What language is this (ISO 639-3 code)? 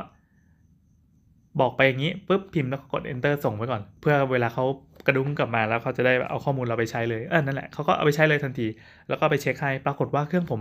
tha